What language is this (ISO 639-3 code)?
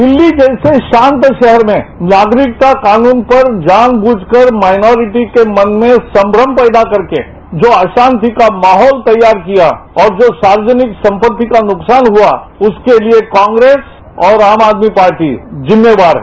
hin